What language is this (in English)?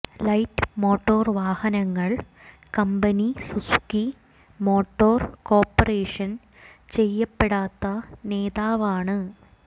Malayalam